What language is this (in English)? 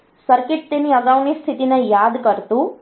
Gujarati